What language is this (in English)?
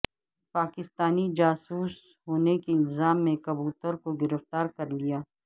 Urdu